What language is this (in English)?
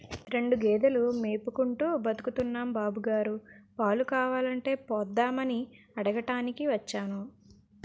Telugu